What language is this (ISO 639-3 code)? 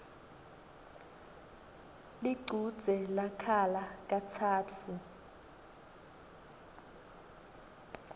ssw